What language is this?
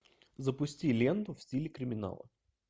Russian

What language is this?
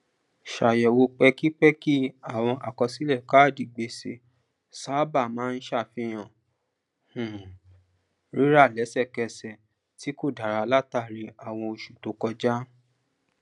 Yoruba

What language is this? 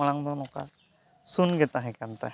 Santali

